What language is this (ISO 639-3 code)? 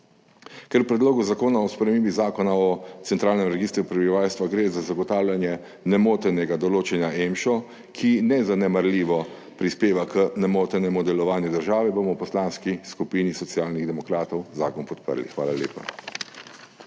slv